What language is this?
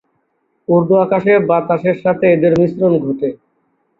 Bangla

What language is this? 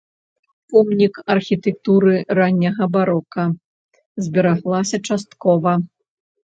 Belarusian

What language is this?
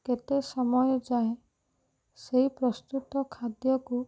Odia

